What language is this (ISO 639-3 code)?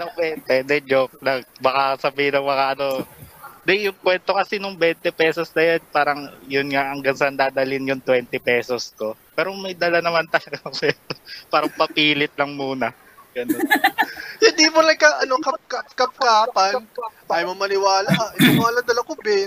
fil